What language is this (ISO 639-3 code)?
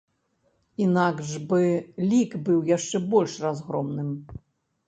bel